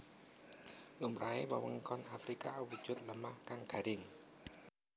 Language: Javanese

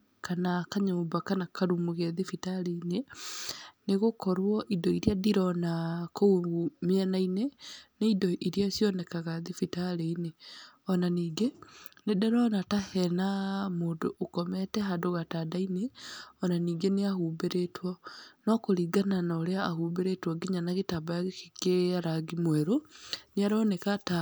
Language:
Kikuyu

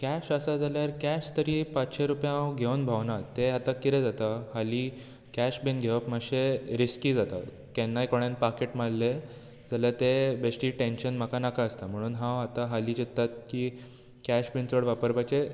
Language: Konkani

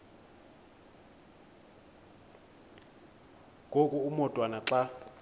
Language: Xhosa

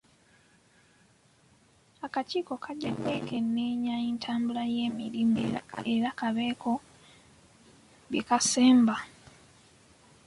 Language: Ganda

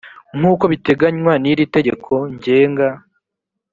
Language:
Kinyarwanda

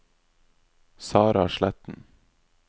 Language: Norwegian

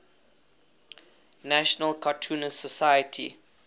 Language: English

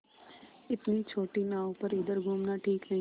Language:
Hindi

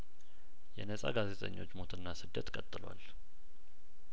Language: Amharic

